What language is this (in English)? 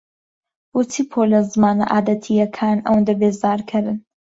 Central Kurdish